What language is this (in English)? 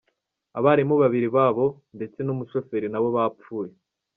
Kinyarwanda